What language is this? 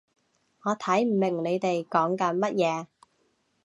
Cantonese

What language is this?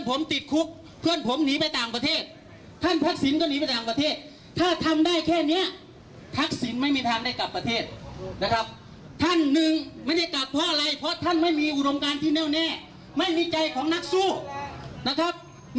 Thai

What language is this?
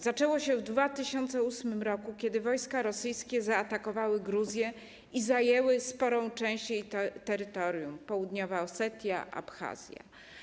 Polish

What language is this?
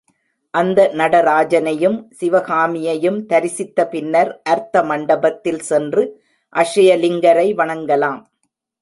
Tamil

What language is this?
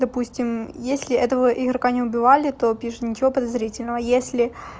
Russian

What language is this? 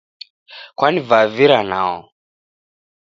Taita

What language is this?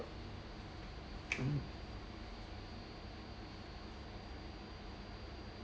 English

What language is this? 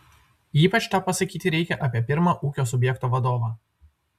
Lithuanian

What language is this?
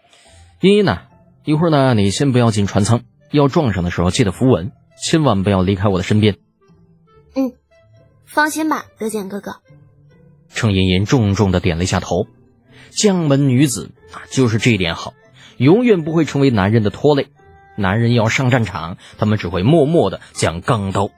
Chinese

